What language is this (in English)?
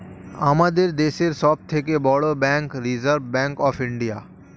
Bangla